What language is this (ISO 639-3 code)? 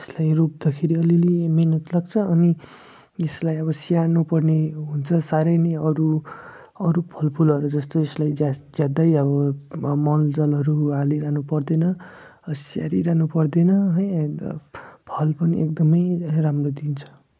nep